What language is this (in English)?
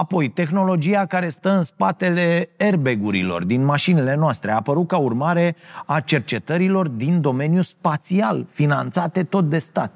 Romanian